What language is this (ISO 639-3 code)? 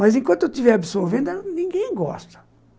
por